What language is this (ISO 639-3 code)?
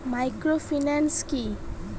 ben